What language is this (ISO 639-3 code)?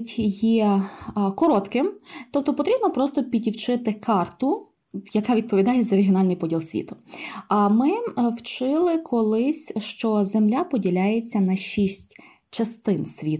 ukr